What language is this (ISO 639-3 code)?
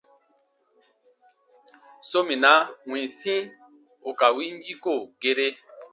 bba